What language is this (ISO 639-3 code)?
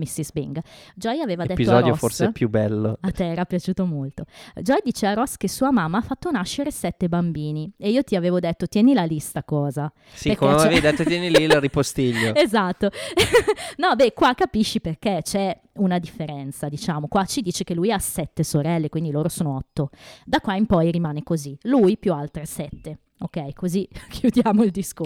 ita